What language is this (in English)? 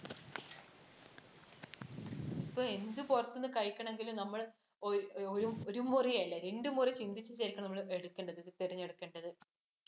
Malayalam